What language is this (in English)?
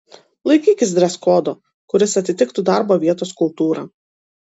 Lithuanian